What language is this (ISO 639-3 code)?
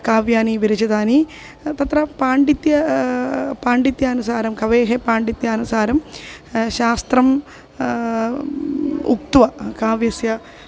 san